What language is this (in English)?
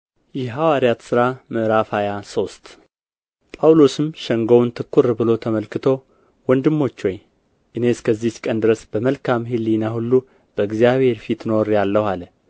Amharic